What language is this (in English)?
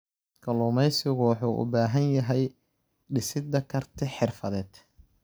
Somali